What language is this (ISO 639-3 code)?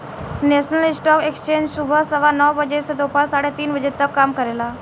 bho